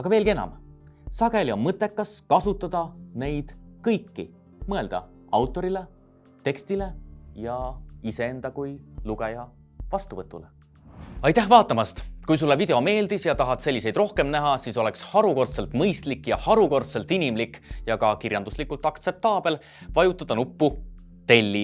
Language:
Estonian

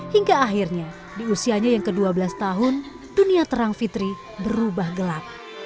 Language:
Indonesian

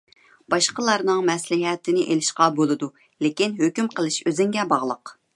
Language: Uyghur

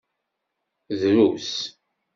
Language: Kabyle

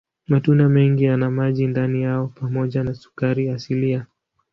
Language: Swahili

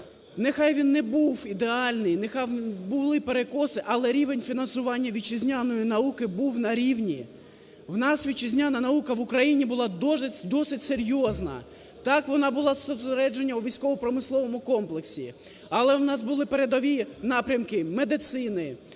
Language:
Ukrainian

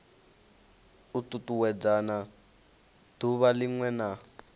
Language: Venda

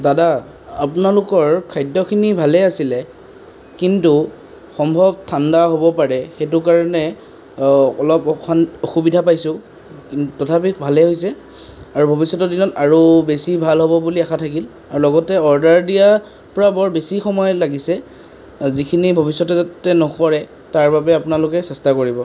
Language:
Assamese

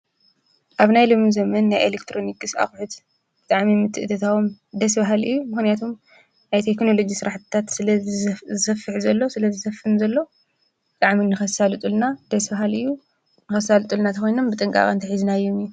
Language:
Tigrinya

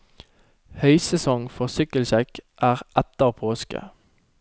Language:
Norwegian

